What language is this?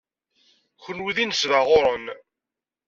Kabyle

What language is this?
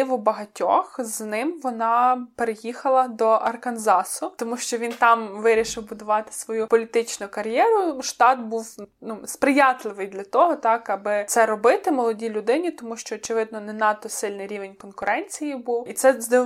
Ukrainian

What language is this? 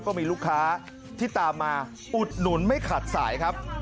Thai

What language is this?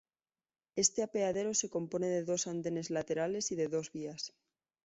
Spanish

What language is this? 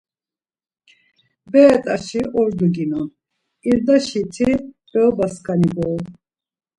Laz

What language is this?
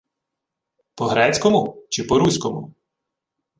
Ukrainian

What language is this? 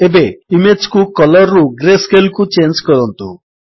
Odia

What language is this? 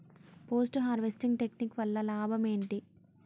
Telugu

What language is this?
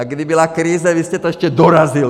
Czech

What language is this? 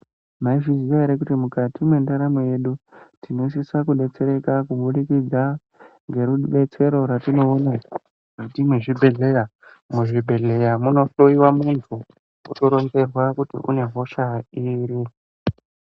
Ndau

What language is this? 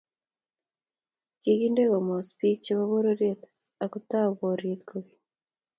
Kalenjin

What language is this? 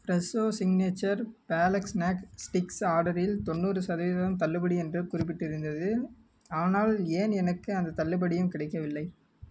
Tamil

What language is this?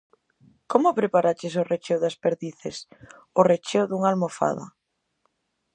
Galician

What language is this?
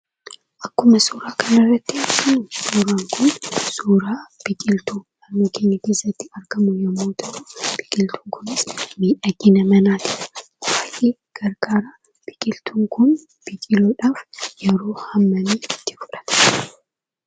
Oromo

